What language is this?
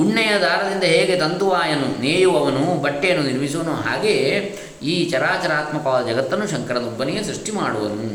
Kannada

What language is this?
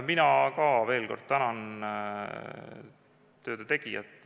Estonian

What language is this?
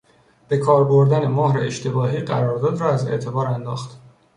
Persian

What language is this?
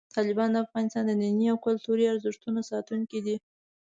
Pashto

